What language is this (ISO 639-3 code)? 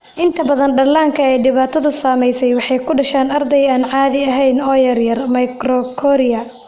som